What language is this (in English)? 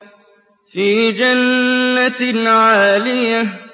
Arabic